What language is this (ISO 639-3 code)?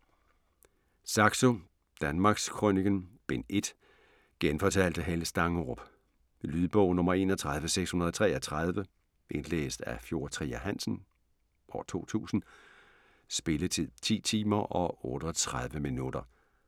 dan